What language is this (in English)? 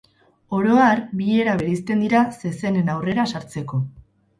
Basque